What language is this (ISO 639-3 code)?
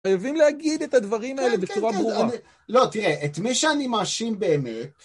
heb